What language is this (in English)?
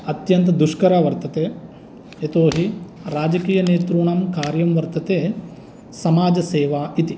Sanskrit